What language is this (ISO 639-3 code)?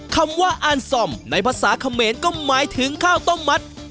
tha